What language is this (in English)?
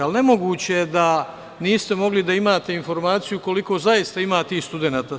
Serbian